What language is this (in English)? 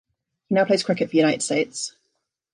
English